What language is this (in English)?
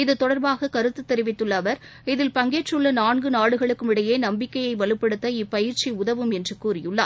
Tamil